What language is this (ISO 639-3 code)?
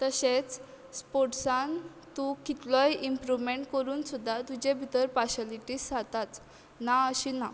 kok